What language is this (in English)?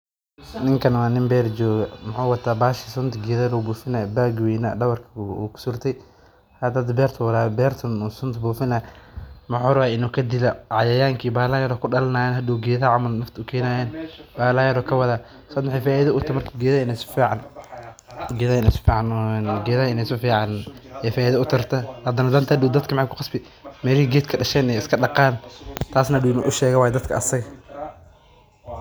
Somali